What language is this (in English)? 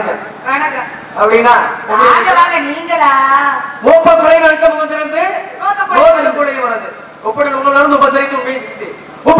Thai